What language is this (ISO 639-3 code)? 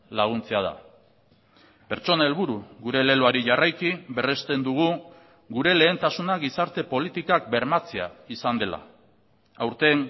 eus